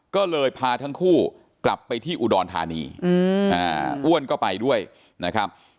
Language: Thai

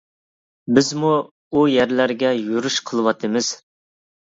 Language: Uyghur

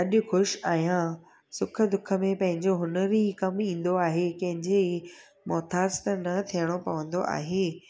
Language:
Sindhi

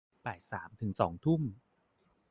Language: Thai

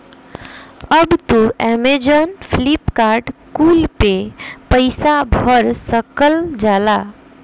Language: Bhojpuri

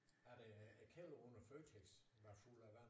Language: Danish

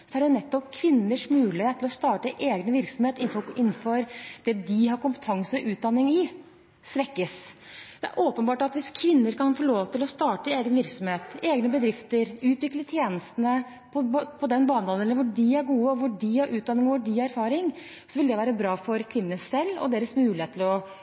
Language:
Norwegian Bokmål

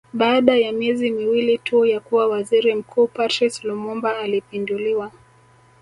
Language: Swahili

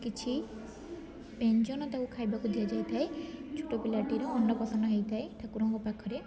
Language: Odia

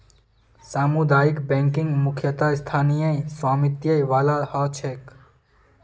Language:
Magahi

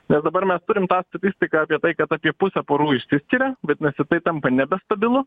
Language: Lithuanian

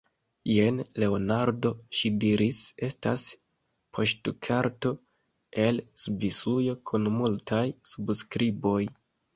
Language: Esperanto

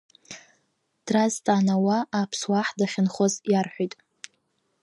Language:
Abkhazian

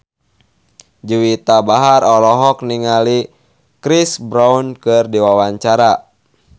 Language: Sundanese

